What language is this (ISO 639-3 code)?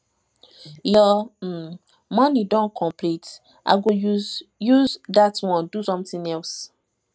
pcm